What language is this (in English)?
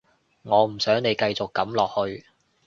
Cantonese